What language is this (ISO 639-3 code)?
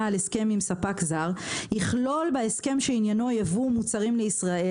heb